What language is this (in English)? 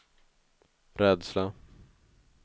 Swedish